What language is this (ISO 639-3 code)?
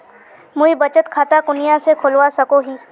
mag